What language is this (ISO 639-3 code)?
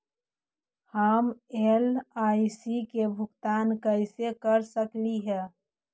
mag